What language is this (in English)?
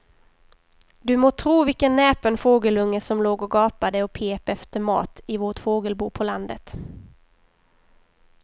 Swedish